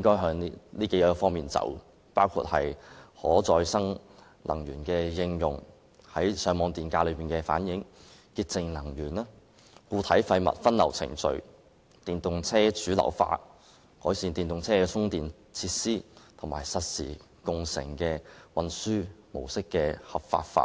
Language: Cantonese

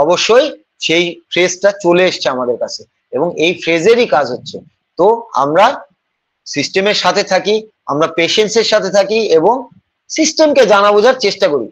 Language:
Bangla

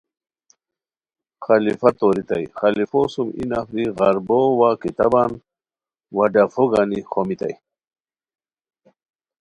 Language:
Khowar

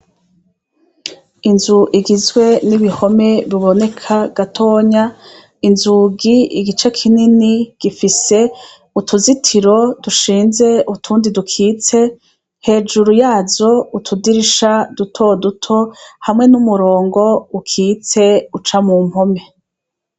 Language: Rundi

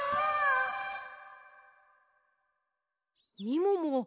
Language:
Japanese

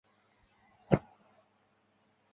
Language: Chinese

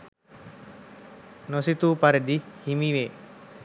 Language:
Sinhala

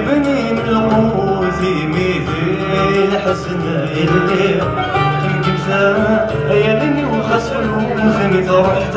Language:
Arabic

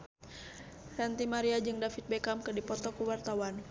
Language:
Sundanese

